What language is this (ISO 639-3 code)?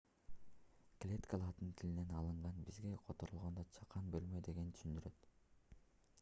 kir